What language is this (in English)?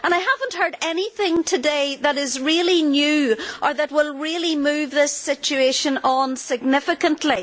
English